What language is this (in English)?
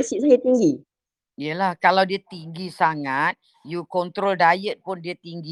Malay